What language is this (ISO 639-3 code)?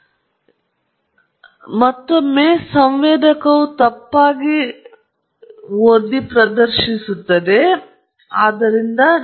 kan